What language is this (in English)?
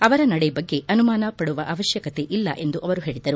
Kannada